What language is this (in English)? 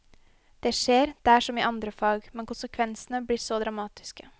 Norwegian